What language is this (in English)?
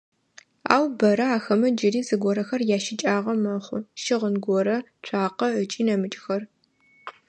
Adyghe